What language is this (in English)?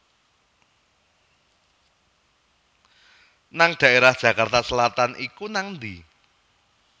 Javanese